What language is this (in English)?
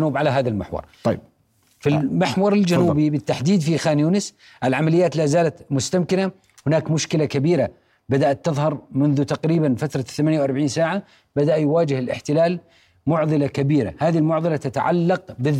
Arabic